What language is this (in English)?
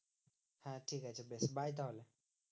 Bangla